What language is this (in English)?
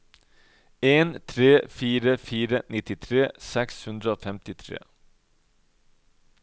Norwegian